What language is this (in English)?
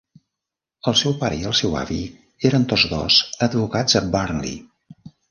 Catalan